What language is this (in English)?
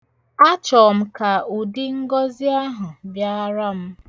Igbo